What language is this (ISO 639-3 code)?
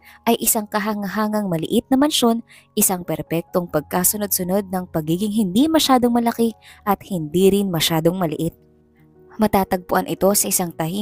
fil